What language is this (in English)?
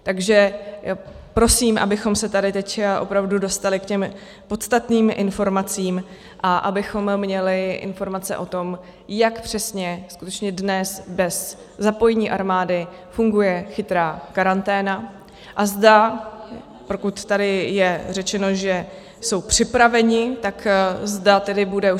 Czech